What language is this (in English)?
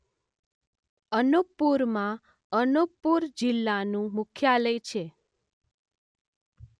Gujarati